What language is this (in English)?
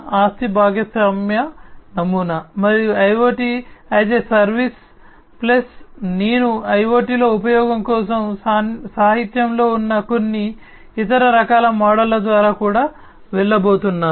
Telugu